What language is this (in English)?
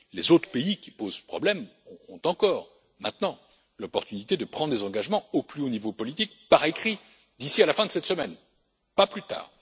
French